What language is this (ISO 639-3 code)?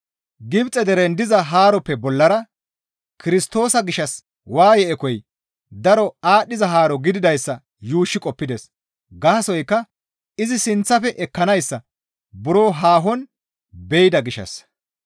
gmv